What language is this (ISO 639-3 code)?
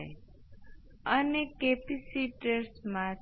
guj